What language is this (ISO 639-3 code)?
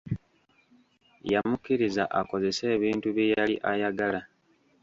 lug